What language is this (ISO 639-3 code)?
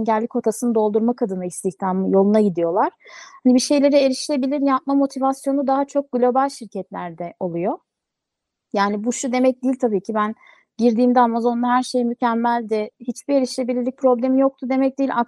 tur